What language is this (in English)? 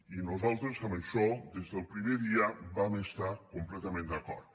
Catalan